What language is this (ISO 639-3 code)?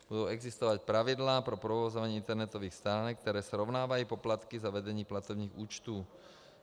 ces